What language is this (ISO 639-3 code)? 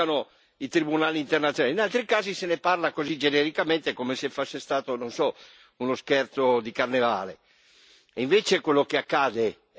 ita